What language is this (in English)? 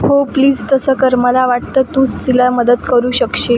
Marathi